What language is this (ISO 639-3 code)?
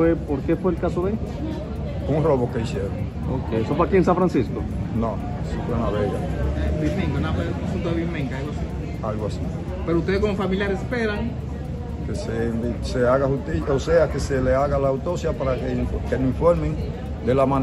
spa